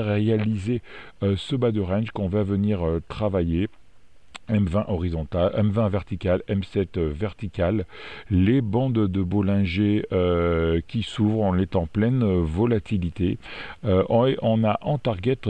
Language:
French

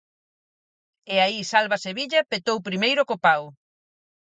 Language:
Galician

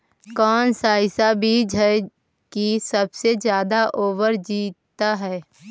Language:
Magahi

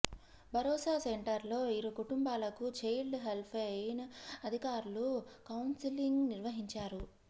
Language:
Telugu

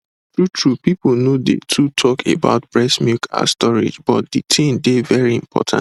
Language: Nigerian Pidgin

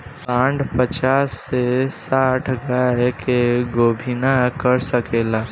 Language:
Bhojpuri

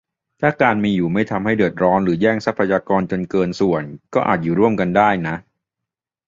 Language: Thai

